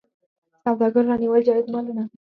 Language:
Pashto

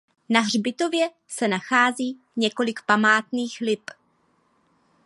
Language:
Czech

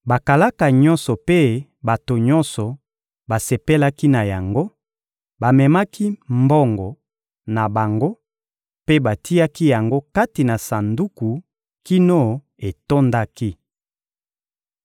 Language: Lingala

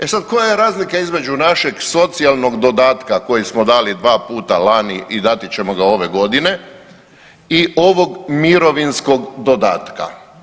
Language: Croatian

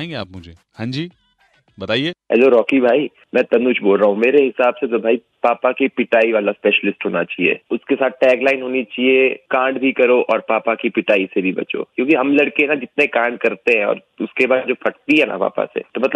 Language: Hindi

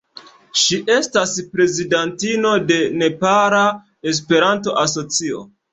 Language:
Esperanto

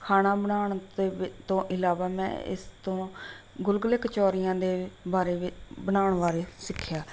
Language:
Punjabi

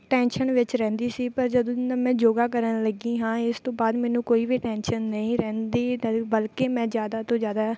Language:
Punjabi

